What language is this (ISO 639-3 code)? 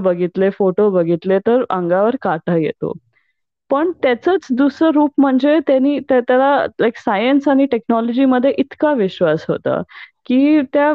mar